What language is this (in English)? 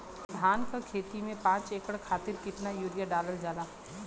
Bhojpuri